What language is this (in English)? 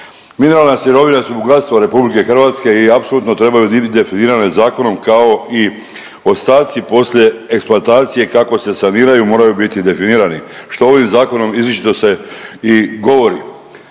Croatian